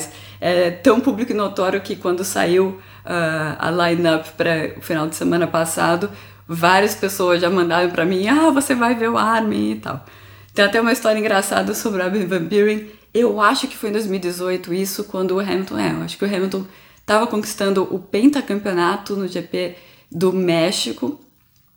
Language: Portuguese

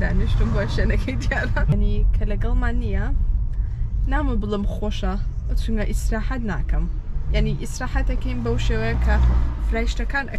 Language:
Arabic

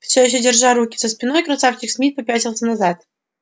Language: Russian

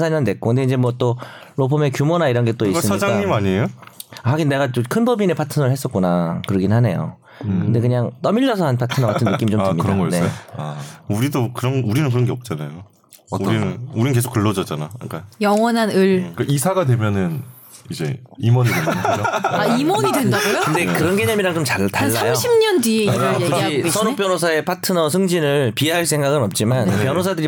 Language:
Korean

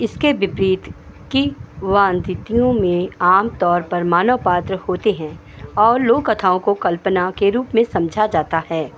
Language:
Hindi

